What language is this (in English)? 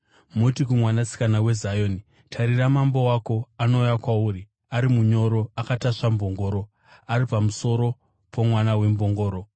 Shona